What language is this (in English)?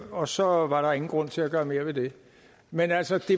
Danish